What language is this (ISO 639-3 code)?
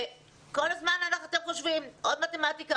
heb